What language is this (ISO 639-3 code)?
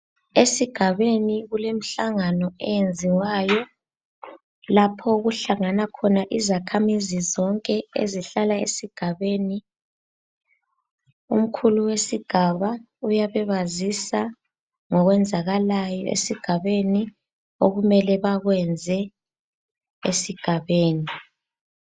nde